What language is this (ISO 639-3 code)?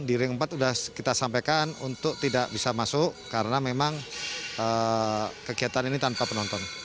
ind